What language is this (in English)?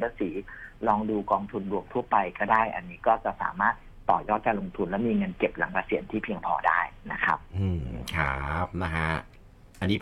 Thai